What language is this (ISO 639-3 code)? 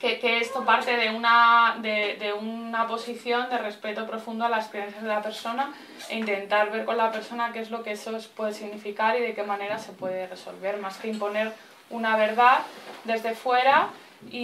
spa